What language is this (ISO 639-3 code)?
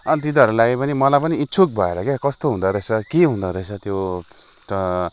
nep